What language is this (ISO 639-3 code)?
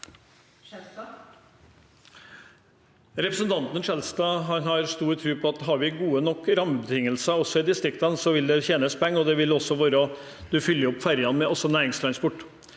nor